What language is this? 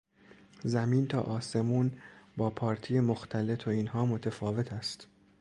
Persian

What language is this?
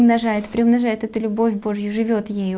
Russian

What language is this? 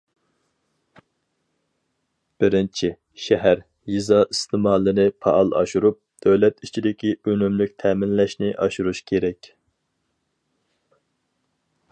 Uyghur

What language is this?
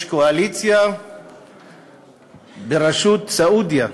Hebrew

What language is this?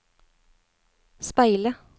Norwegian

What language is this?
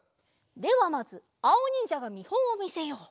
Japanese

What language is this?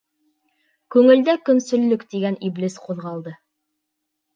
Bashkir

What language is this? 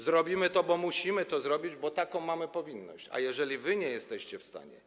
Polish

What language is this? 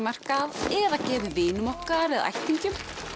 Icelandic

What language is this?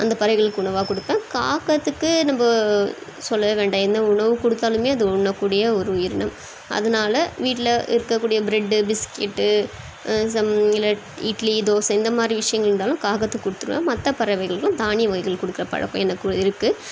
Tamil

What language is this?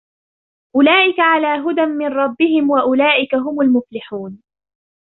Arabic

